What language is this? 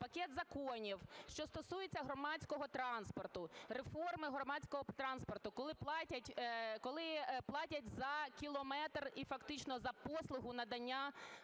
Ukrainian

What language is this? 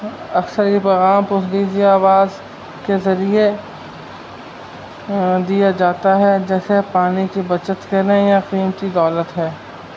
Urdu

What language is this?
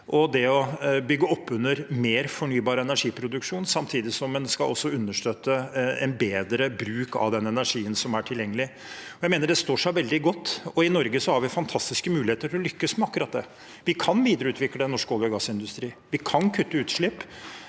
Norwegian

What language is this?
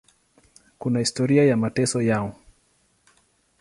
Swahili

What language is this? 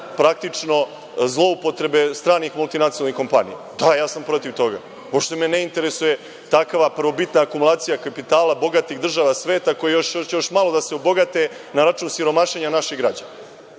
Serbian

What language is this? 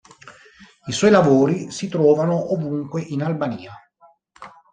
Italian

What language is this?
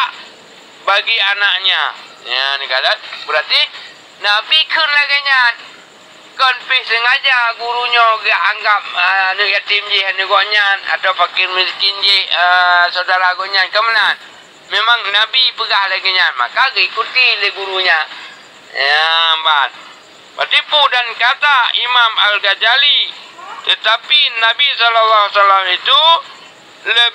Malay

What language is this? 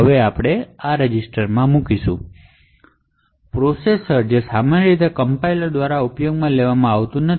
Gujarati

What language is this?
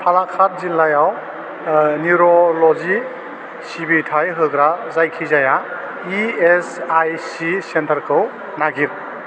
Bodo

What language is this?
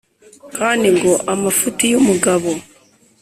Kinyarwanda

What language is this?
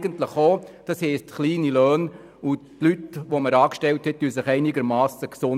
Swiss German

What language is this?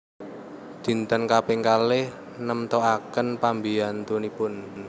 Javanese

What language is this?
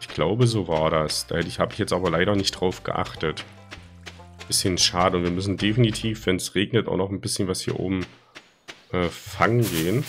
German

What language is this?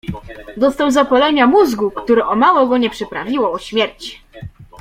Polish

